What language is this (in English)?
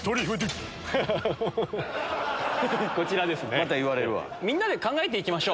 Japanese